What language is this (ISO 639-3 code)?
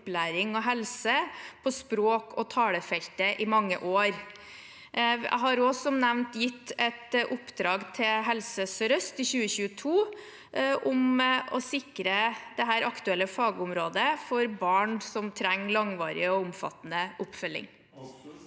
nor